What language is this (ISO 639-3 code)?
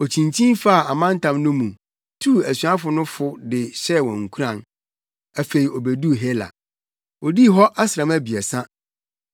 aka